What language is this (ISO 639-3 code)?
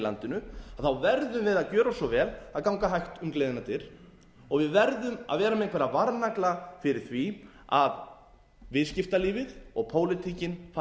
isl